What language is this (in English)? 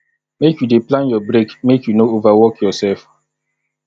Nigerian Pidgin